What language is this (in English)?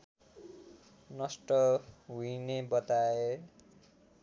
Nepali